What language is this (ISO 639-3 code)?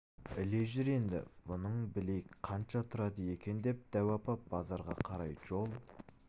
kaz